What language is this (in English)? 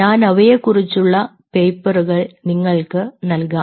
Malayalam